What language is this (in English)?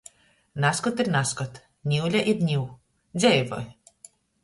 Latgalian